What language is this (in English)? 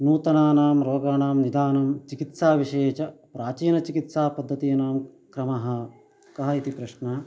Sanskrit